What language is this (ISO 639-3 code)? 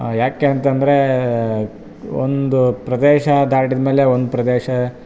kan